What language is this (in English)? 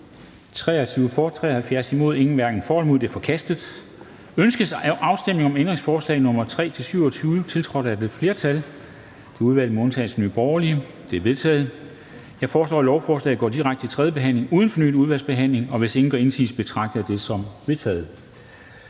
Danish